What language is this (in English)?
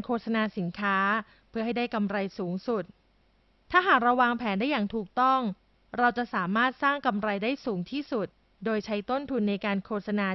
Thai